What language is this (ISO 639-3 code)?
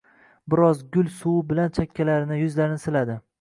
uzb